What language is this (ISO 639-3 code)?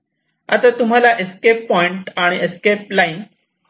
mar